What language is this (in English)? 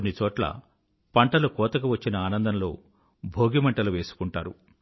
Telugu